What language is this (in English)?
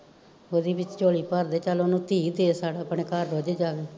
Punjabi